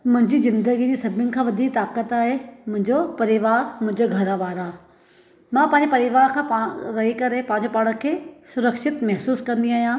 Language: Sindhi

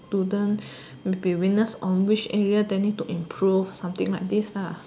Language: English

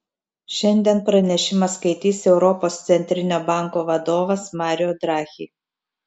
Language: Lithuanian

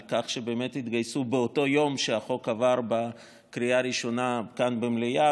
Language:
Hebrew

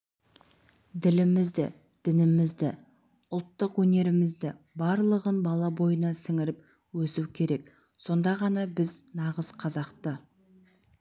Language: Kazakh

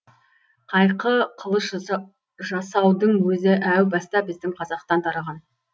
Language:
Kazakh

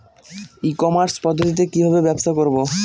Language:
Bangla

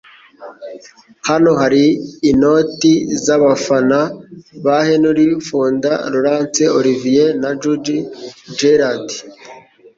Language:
Kinyarwanda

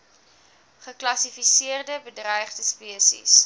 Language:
Afrikaans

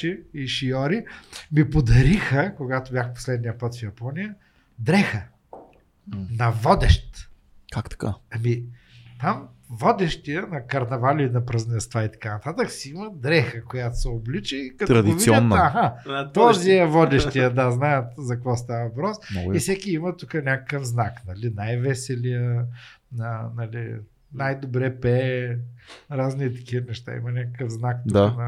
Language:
Bulgarian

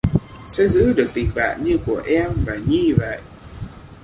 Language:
Vietnamese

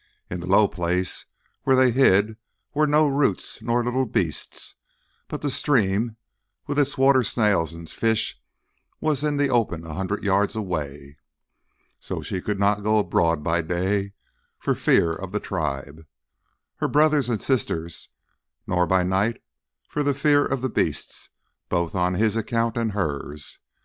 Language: English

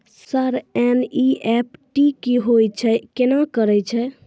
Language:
Maithili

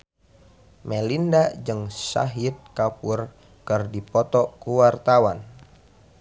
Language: Sundanese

